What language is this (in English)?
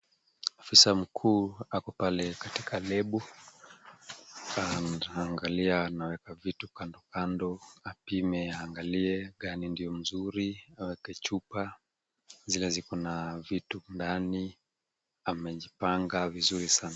Swahili